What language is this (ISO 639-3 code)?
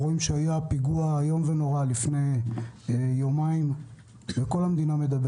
heb